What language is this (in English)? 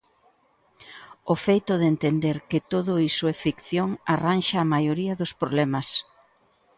Galician